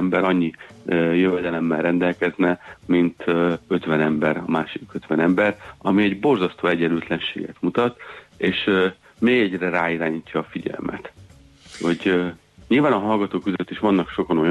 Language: Hungarian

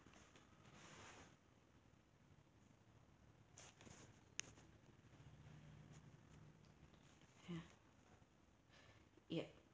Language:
English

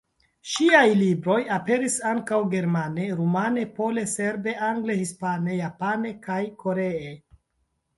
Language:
Esperanto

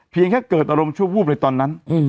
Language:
Thai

